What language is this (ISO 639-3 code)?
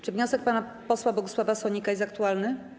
pol